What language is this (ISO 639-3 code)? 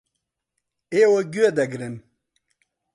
ckb